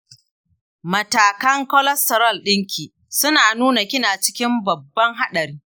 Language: Hausa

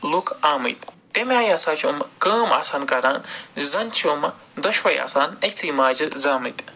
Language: Kashmiri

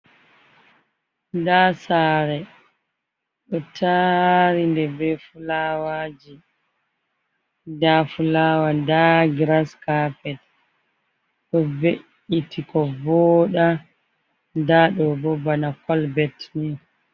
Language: Fula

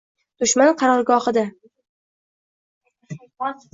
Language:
Uzbek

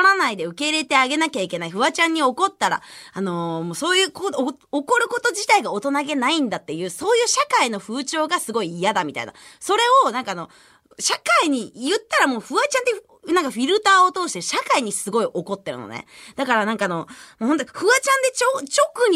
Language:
Japanese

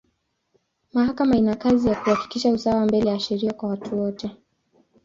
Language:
Swahili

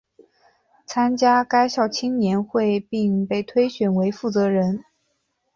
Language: Chinese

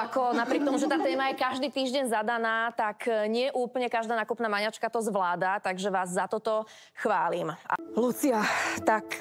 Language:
Slovak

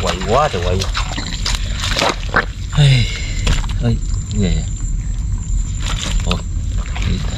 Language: Vietnamese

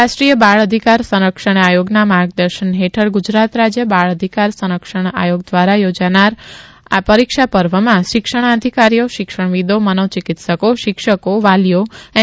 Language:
Gujarati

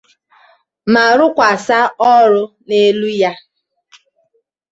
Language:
Igbo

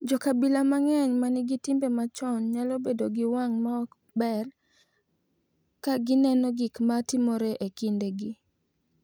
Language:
Luo (Kenya and Tanzania)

